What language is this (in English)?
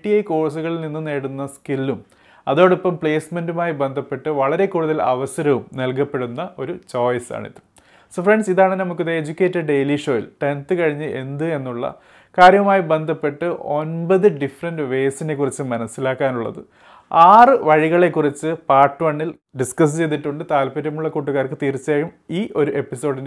Malayalam